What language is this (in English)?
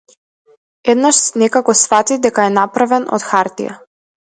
Macedonian